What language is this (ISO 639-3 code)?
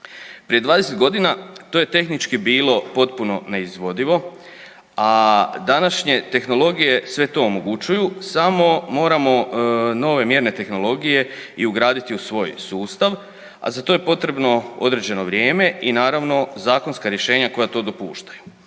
hrv